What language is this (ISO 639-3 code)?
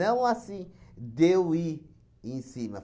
por